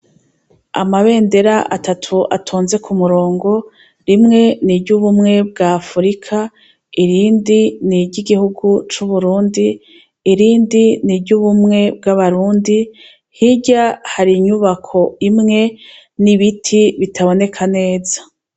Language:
Rundi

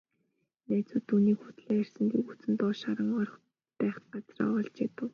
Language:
Mongolian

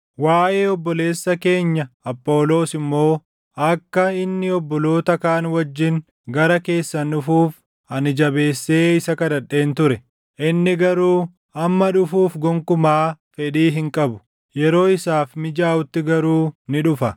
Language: Oromo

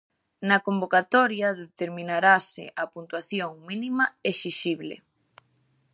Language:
Galician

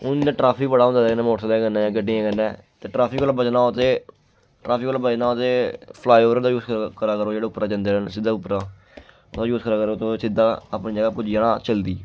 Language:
Dogri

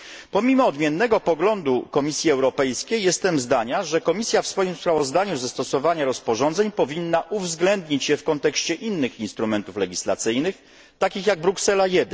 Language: Polish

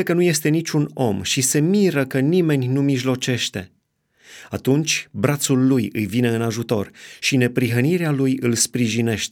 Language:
Romanian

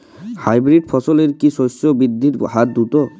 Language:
Bangla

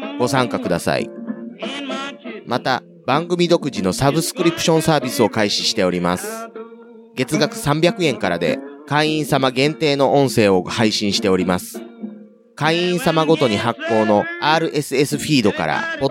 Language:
Japanese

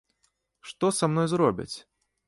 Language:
Belarusian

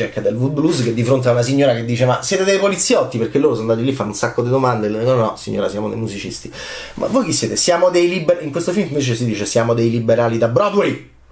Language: Italian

